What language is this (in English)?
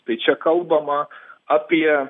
Lithuanian